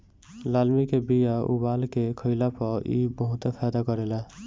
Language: Bhojpuri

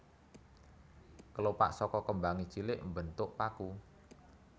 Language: Javanese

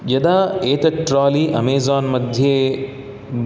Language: Sanskrit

